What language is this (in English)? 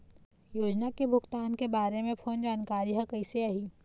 Chhattisgarhi